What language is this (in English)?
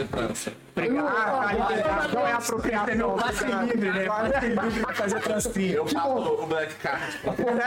Portuguese